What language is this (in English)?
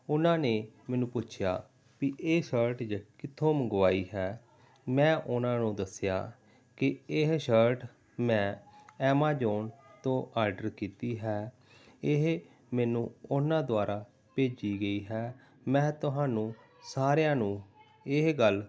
Punjabi